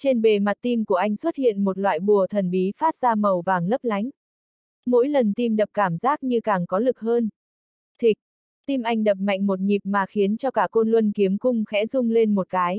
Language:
Vietnamese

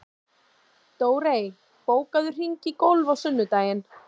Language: Icelandic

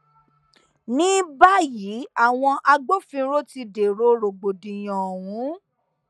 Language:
Yoruba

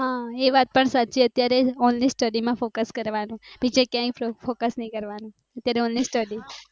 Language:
Gujarati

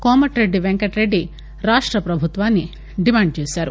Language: Telugu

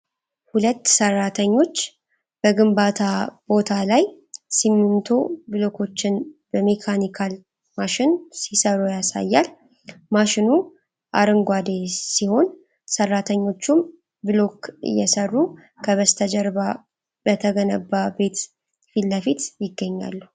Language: Amharic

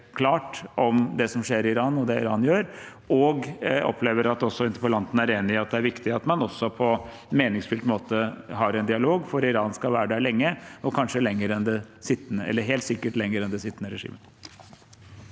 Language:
Norwegian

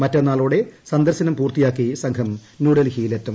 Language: Malayalam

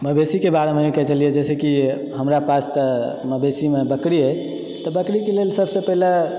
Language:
Maithili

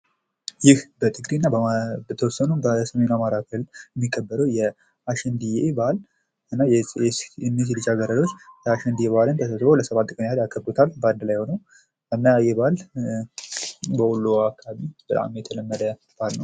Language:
Amharic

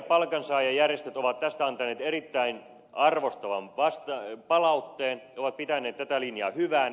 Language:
Finnish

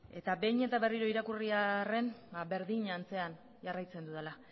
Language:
Basque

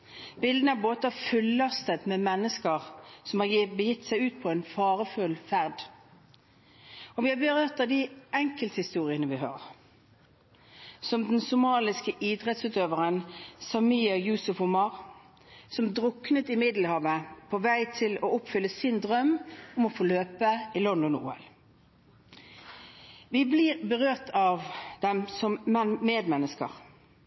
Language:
Norwegian Bokmål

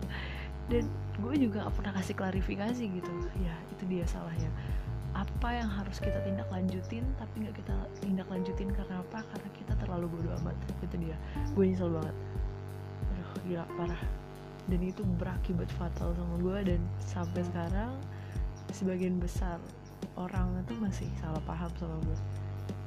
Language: Indonesian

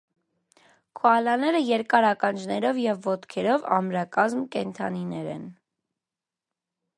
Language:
Armenian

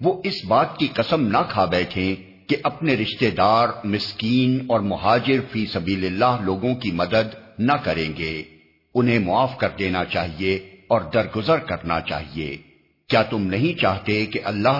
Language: Urdu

